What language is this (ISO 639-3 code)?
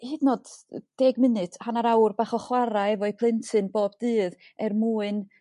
cym